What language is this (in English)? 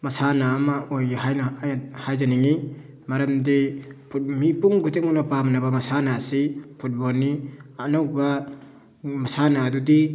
Manipuri